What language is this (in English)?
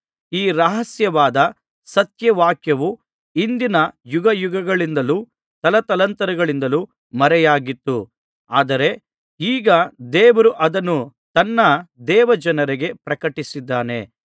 Kannada